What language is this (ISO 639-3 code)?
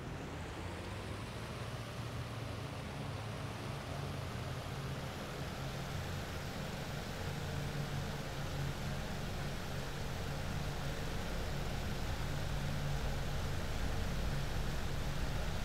rus